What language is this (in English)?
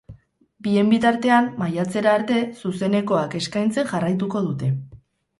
Basque